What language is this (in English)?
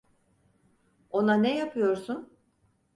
Turkish